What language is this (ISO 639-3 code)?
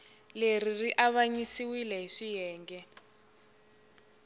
tso